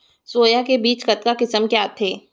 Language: Chhattisgarhi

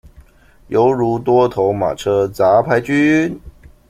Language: Chinese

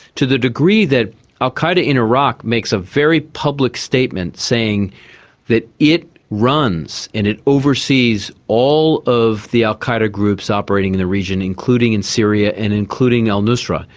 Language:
English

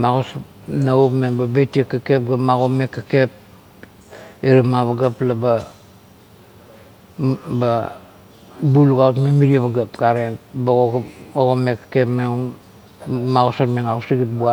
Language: Kuot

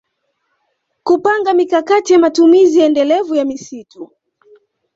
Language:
Swahili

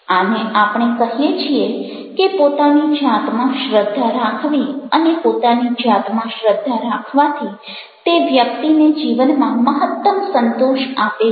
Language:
Gujarati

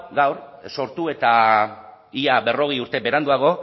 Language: Basque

